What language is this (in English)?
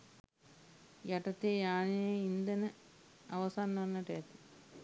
Sinhala